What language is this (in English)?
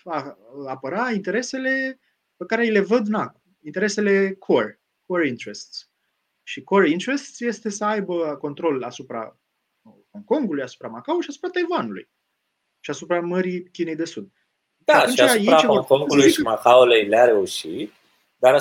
Romanian